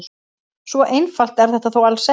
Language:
Icelandic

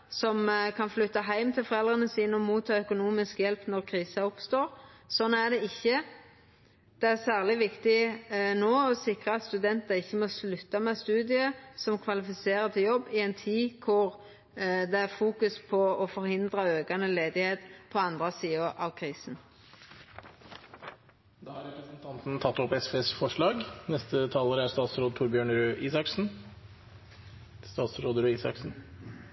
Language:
Norwegian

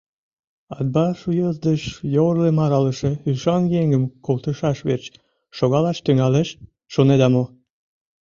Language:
Mari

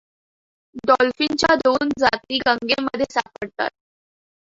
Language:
Marathi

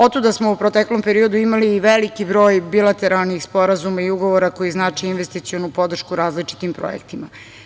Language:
Serbian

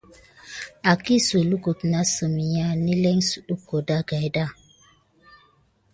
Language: Gidar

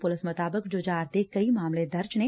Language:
Punjabi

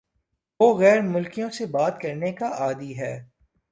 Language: Urdu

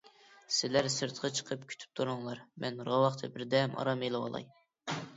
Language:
Uyghur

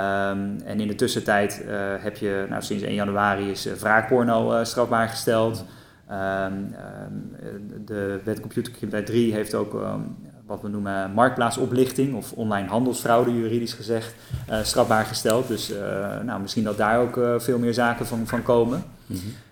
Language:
Dutch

